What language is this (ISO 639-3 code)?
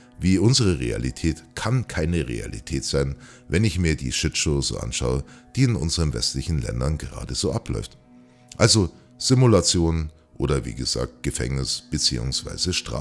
deu